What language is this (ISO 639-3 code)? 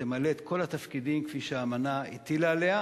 heb